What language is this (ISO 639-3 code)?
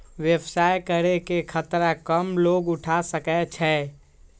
mag